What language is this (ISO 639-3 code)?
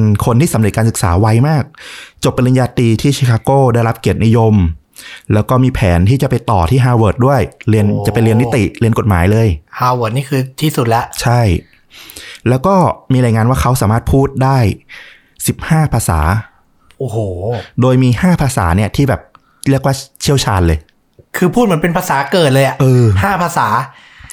tha